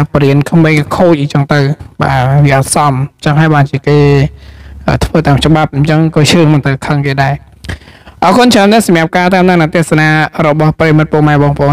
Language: Thai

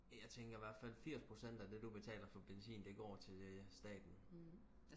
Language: Danish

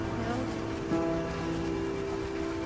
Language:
Welsh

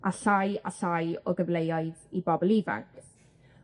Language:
Welsh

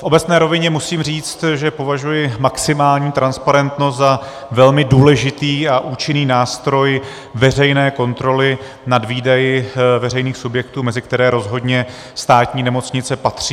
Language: Czech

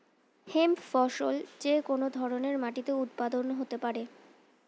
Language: Bangla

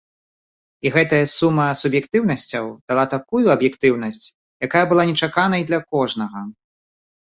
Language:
Belarusian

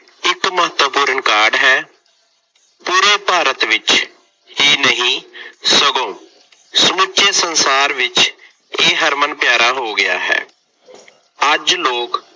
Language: Punjabi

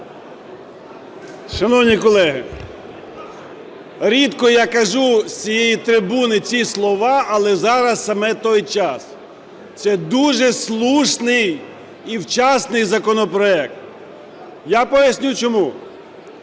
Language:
Ukrainian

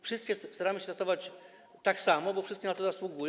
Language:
Polish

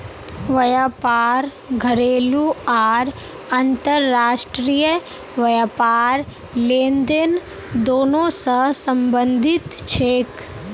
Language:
Magahi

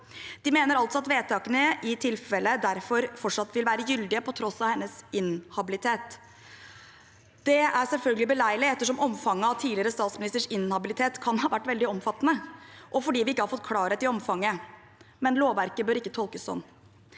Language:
Norwegian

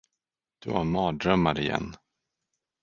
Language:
Swedish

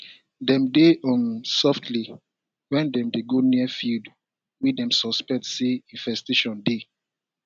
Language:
Nigerian Pidgin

